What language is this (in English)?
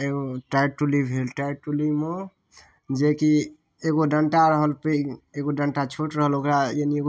Maithili